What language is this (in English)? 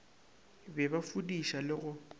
Northern Sotho